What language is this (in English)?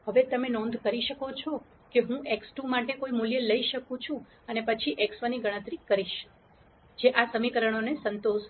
Gujarati